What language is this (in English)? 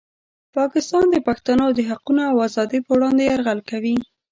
Pashto